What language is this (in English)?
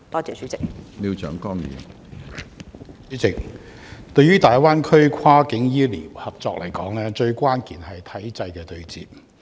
Cantonese